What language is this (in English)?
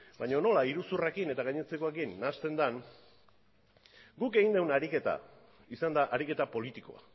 Basque